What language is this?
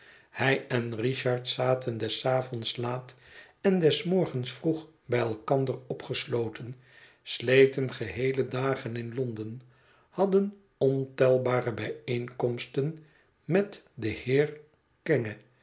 Dutch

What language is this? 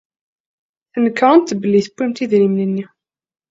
Kabyle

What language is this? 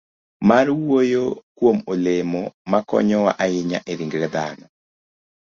Luo (Kenya and Tanzania)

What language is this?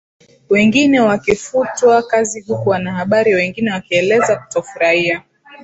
Swahili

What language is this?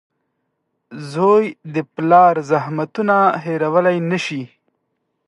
Pashto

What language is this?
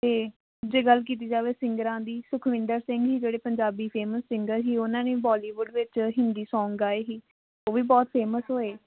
Punjabi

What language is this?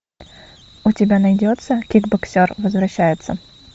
Russian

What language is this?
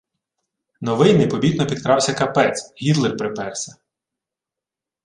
Ukrainian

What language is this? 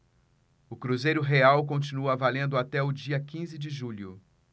Portuguese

